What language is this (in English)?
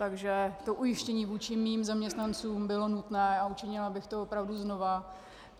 Czech